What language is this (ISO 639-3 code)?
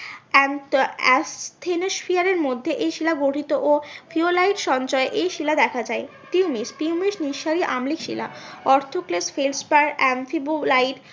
ben